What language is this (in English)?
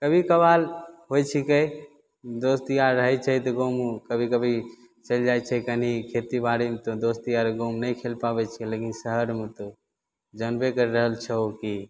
Maithili